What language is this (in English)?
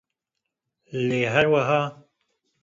Kurdish